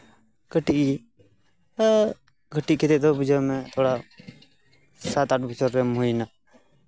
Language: Santali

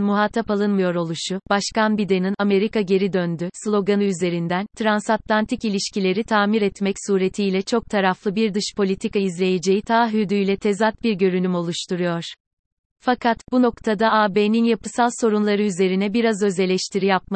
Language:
Turkish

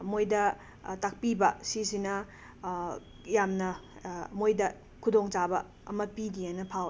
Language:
Manipuri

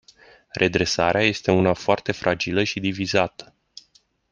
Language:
Romanian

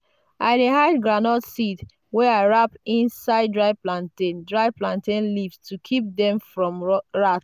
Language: Nigerian Pidgin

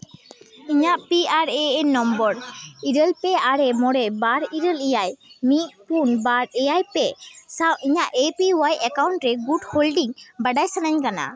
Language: Santali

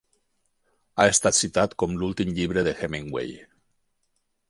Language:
Catalan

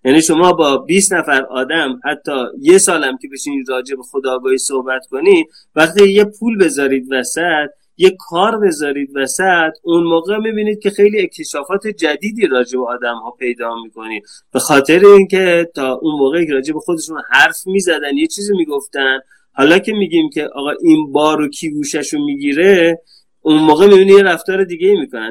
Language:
Persian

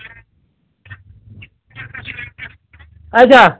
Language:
Kashmiri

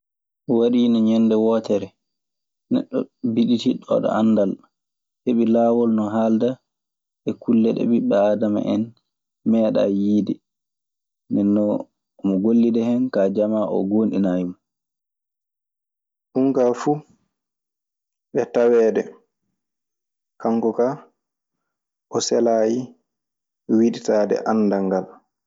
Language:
Maasina Fulfulde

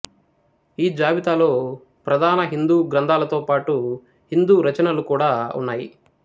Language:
Telugu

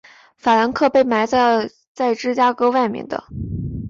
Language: Chinese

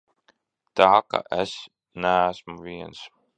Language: Latvian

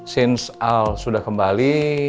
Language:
Indonesian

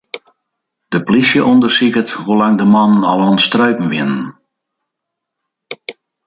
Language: Western Frisian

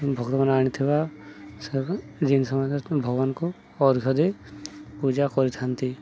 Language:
Odia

